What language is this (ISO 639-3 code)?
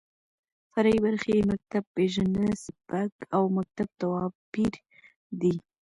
pus